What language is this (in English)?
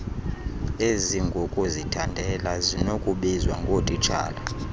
Xhosa